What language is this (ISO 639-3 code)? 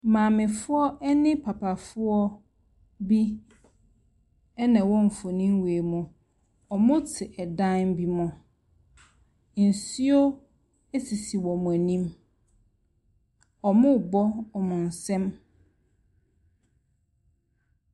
aka